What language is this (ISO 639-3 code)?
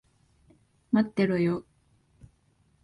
jpn